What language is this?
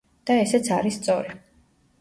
Georgian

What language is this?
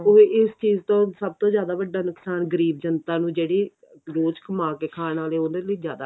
Punjabi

